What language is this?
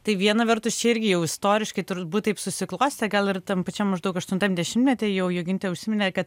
Lithuanian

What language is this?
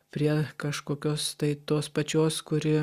Lithuanian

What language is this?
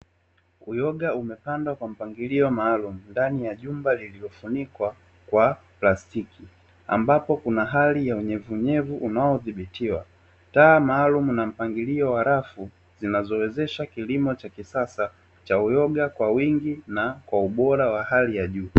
Swahili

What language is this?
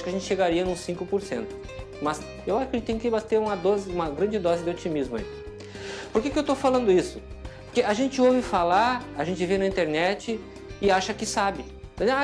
Portuguese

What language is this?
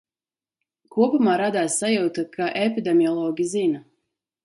Latvian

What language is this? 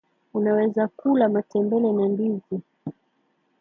Swahili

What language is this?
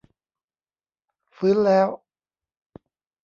Thai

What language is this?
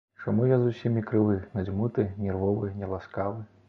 Belarusian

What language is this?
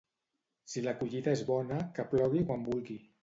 Catalan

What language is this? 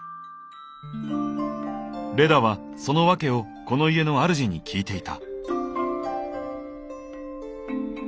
Japanese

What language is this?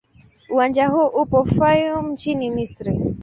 Swahili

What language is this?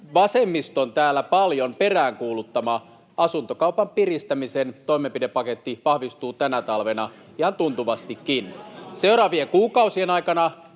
Finnish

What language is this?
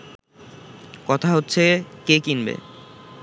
Bangla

